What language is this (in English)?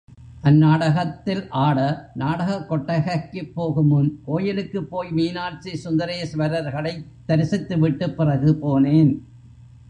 Tamil